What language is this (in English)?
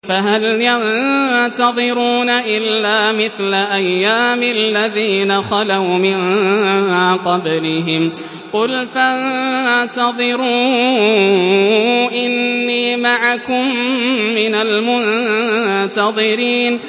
Arabic